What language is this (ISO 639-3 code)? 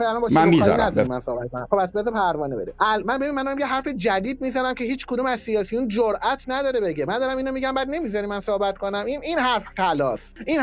fas